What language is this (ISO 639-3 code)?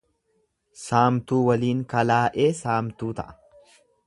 orm